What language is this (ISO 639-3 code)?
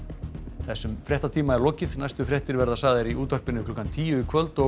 isl